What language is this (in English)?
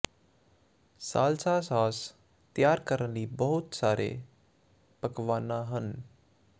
Punjabi